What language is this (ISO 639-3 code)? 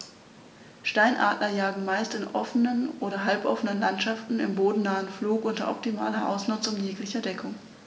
deu